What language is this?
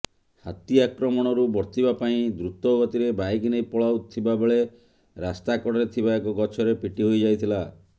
Odia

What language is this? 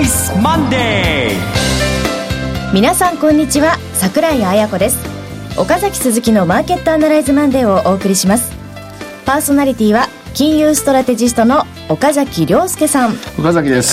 Japanese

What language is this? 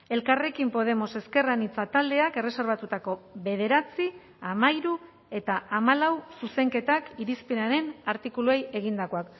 Basque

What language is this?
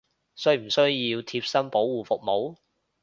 Cantonese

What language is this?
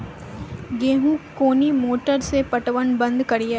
Maithili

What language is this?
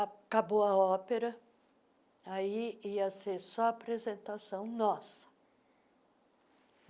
Portuguese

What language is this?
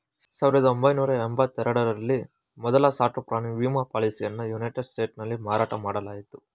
Kannada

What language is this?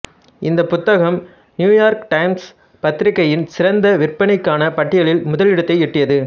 Tamil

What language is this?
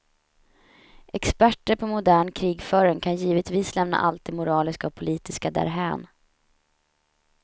Swedish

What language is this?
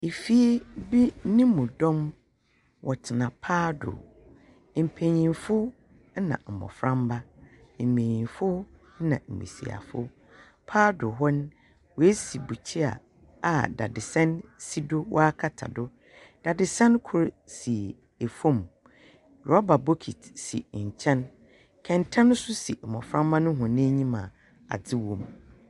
Akan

